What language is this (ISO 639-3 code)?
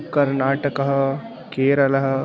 san